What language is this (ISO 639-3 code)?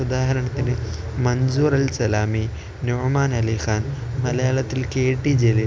mal